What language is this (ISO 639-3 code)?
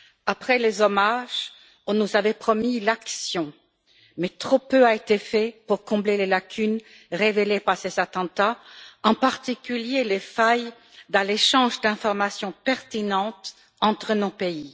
fra